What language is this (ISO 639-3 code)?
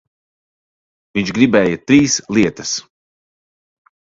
lav